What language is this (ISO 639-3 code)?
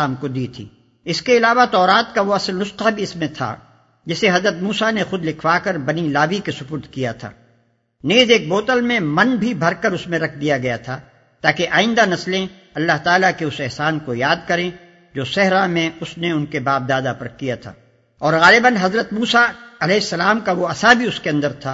urd